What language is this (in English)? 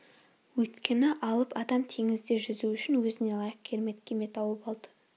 Kazakh